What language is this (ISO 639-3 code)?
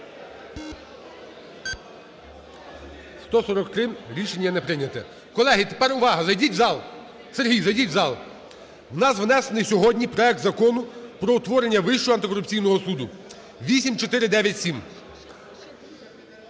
ukr